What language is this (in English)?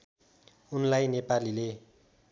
Nepali